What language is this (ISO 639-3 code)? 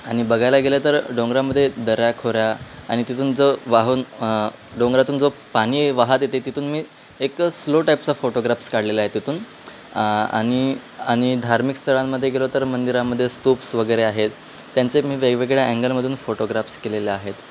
mar